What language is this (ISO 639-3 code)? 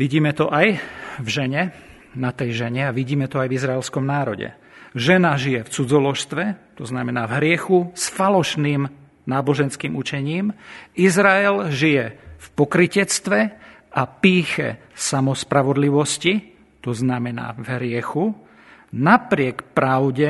slk